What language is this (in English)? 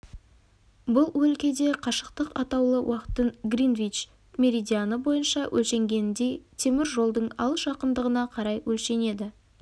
Kazakh